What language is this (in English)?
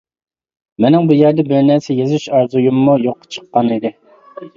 Uyghur